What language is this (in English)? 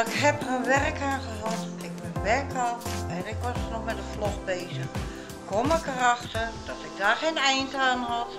Dutch